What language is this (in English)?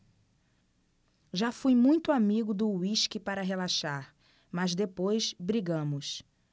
Portuguese